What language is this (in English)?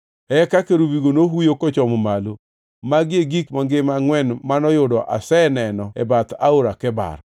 Luo (Kenya and Tanzania)